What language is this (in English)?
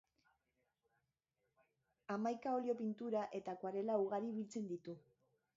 Basque